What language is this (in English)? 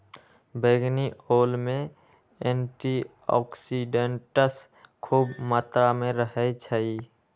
Magahi